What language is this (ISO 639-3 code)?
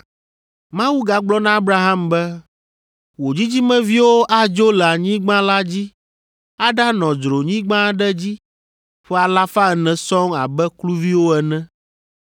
ewe